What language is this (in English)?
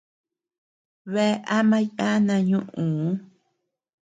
Tepeuxila Cuicatec